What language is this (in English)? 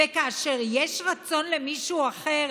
Hebrew